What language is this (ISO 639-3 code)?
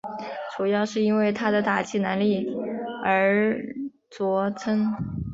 zho